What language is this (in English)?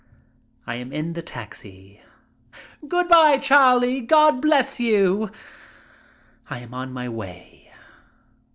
English